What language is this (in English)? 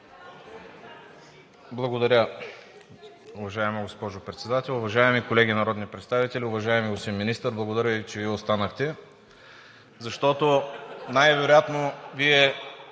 Bulgarian